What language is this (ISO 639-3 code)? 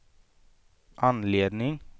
swe